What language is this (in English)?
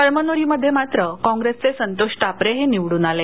Marathi